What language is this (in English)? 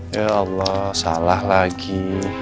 Indonesian